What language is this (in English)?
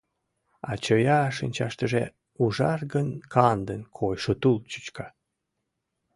Mari